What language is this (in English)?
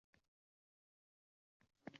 Uzbek